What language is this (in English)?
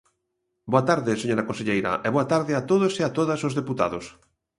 Galician